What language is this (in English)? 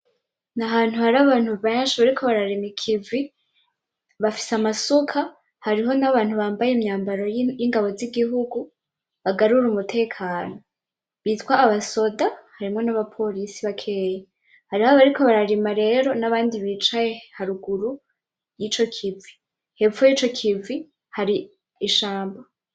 Rundi